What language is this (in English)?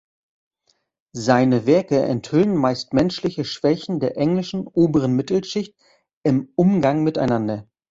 German